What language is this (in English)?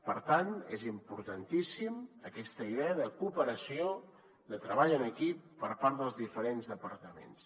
Catalan